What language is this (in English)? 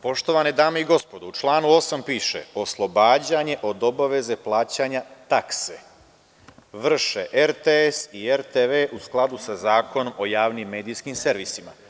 Serbian